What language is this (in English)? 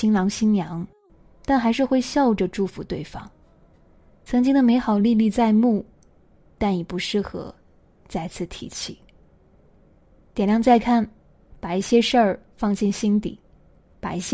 Chinese